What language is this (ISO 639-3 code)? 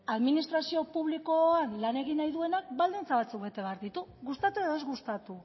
eus